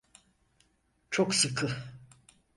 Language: Turkish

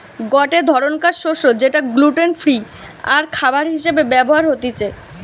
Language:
Bangla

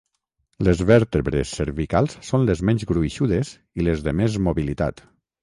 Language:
Catalan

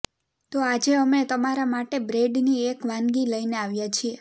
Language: Gujarati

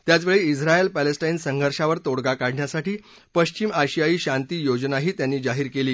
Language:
Marathi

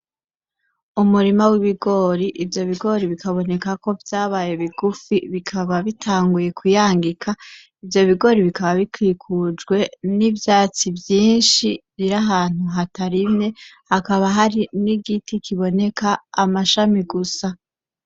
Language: Rundi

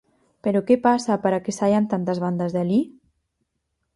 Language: Galician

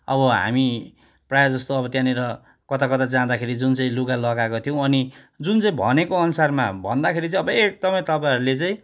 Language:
Nepali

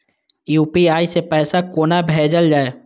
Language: Maithili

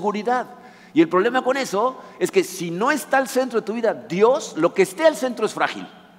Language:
Spanish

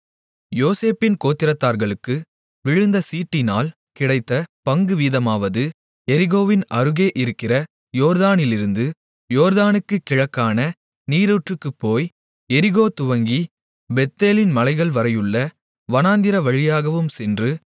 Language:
Tamil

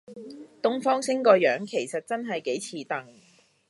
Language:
Cantonese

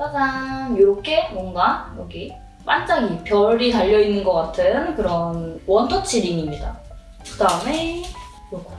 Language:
Korean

